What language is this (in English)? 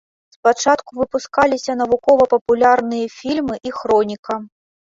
Belarusian